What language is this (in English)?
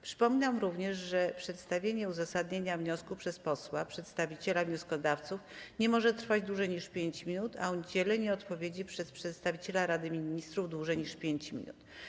Polish